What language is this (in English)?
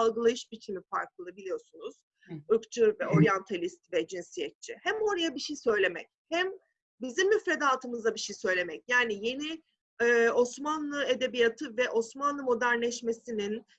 Turkish